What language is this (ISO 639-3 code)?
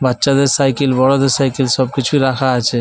ben